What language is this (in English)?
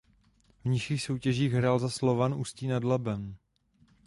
Czech